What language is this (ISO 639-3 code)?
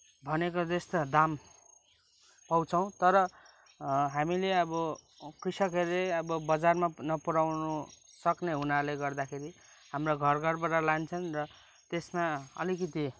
nep